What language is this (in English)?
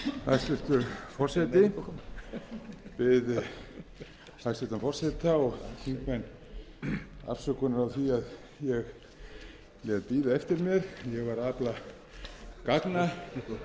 Icelandic